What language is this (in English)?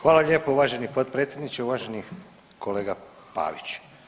Croatian